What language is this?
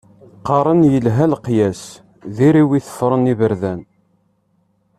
Kabyle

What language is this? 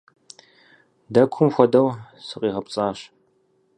Kabardian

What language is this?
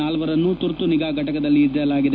Kannada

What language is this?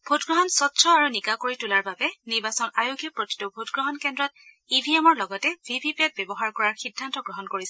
Assamese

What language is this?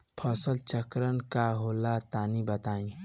Bhojpuri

